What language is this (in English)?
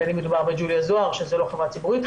Hebrew